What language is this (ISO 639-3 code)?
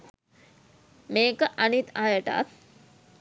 sin